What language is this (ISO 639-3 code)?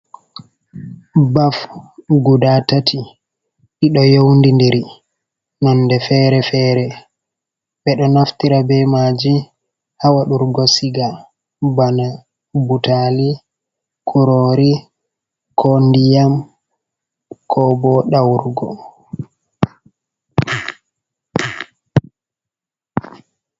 ful